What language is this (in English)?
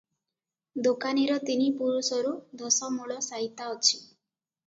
Odia